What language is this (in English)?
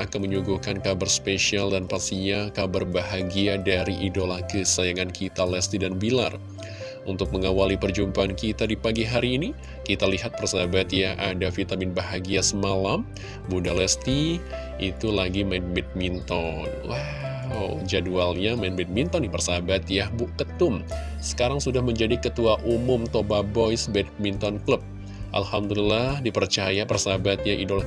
Indonesian